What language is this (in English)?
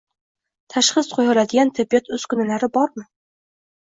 Uzbek